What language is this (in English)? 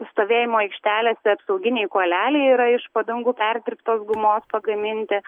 Lithuanian